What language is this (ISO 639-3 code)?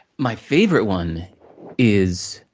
eng